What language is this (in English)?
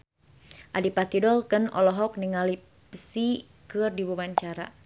Sundanese